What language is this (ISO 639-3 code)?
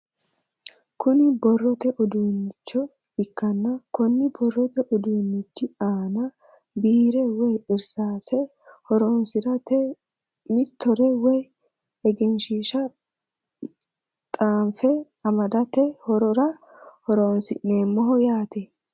sid